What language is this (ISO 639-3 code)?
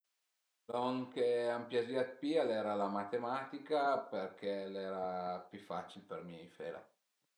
pms